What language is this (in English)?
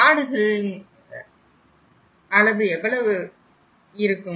Tamil